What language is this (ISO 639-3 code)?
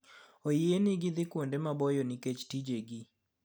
luo